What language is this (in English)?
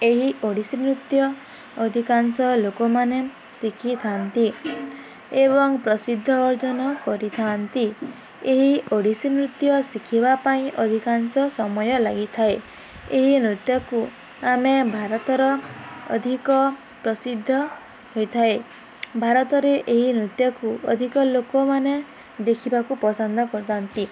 Odia